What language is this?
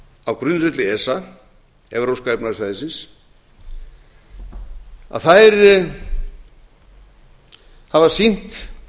Icelandic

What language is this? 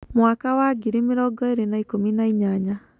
Kikuyu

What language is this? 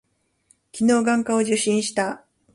Japanese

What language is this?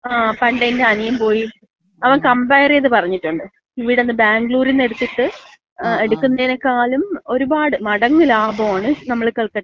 Malayalam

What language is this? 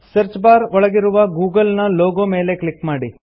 Kannada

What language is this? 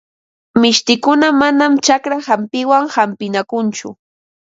Ambo-Pasco Quechua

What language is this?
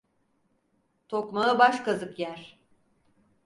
Turkish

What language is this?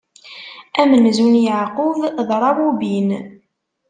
Kabyle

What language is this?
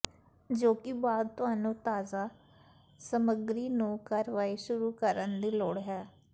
Punjabi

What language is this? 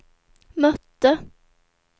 Swedish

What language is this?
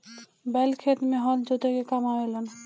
Bhojpuri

